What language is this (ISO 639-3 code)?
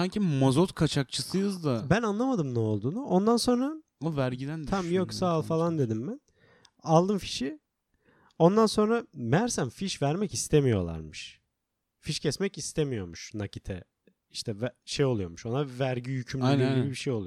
tur